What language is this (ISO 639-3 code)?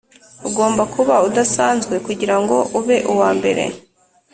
kin